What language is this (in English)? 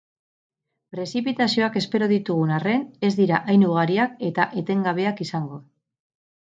Basque